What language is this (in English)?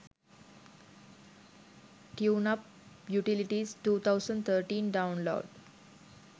Sinhala